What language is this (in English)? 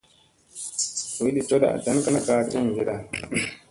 Musey